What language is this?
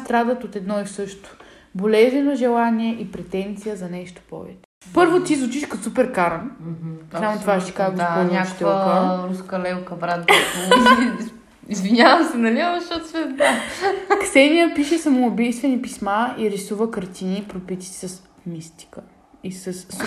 Bulgarian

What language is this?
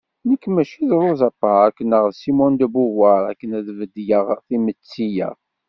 Kabyle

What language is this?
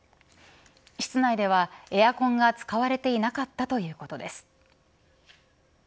Japanese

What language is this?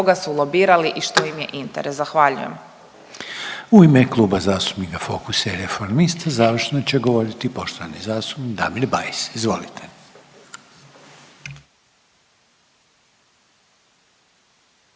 Croatian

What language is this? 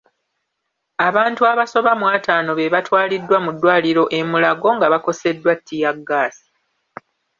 Ganda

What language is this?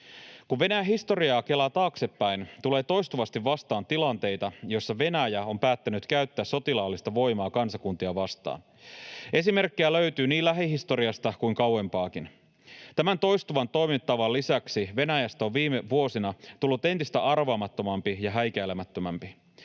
Finnish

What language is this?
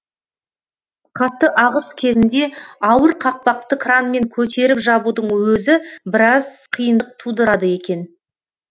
Kazakh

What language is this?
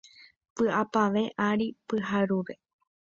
Guarani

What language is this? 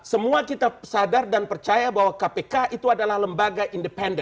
Indonesian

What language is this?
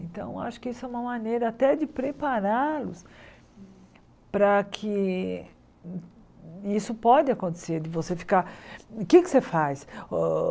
Portuguese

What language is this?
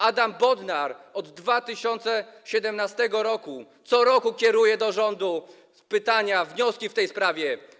Polish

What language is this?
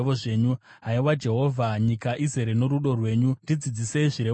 Shona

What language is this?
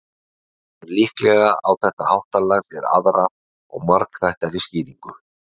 Icelandic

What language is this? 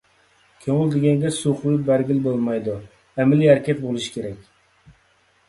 Uyghur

